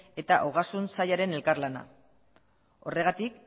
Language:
Basque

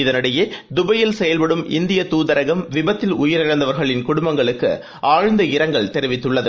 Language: Tamil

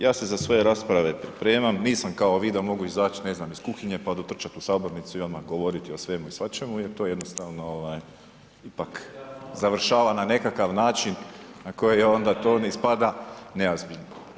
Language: Croatian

